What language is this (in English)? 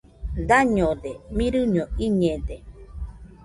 Nüpode Huitoto